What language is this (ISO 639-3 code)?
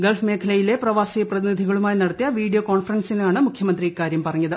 mal